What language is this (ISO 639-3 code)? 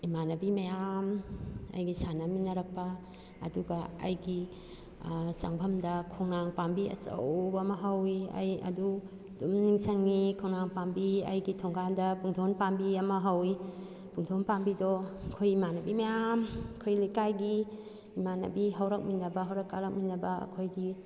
mni